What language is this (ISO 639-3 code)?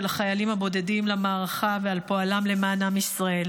heb